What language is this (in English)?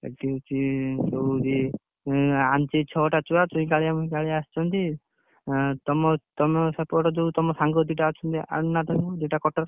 Odia